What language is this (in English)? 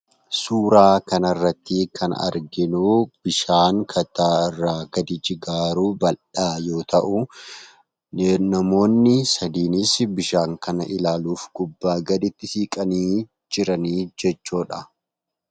Oromo